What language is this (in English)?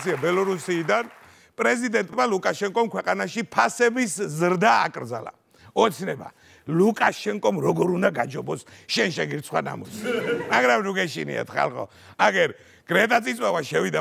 Romanian